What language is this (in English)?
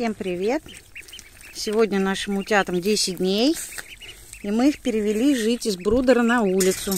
Russian